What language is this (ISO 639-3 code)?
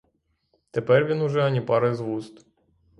ukr